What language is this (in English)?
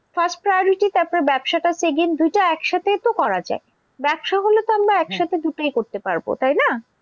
Bangla